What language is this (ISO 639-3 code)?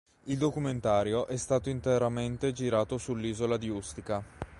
ita